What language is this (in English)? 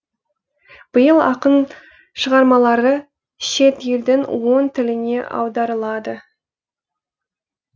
Kazakh